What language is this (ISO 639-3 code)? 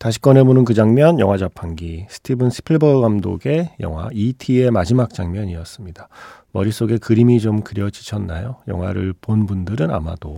kor